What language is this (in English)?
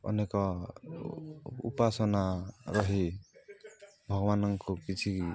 Odia